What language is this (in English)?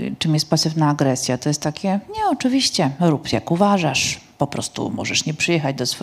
Polish